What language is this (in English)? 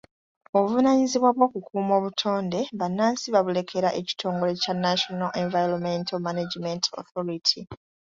Ganda